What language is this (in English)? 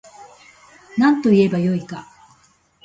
Japanese